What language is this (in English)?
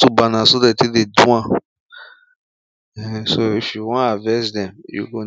Nigerian Pidgin